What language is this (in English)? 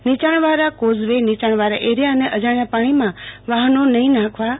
Gujarati